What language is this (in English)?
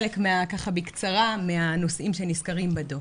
Hebrew